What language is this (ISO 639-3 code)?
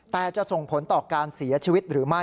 tha